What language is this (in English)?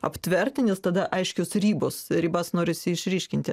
Lithuanian